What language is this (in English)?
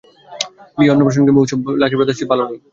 Bangla